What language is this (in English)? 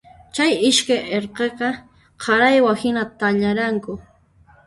Puno Quechua